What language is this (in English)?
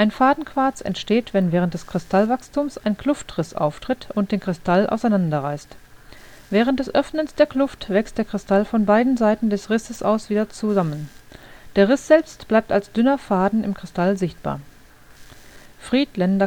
German